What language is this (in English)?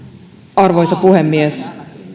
Finnish